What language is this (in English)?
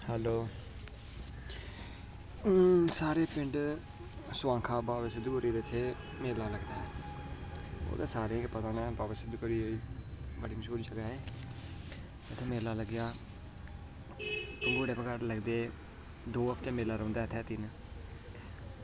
Dogri